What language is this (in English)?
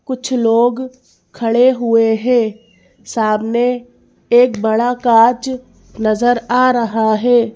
Hindi